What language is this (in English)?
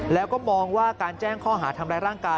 Thai